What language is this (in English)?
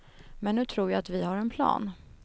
Swedish